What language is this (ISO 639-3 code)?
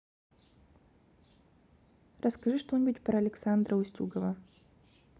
rus